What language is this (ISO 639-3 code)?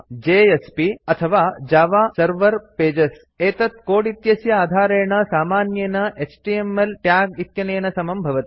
san